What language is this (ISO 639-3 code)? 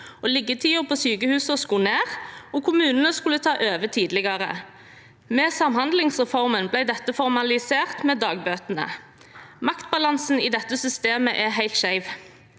nor